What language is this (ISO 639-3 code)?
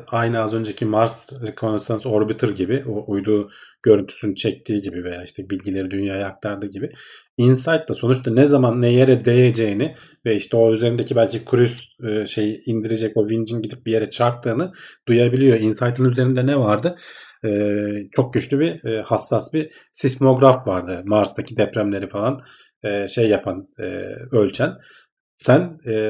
tur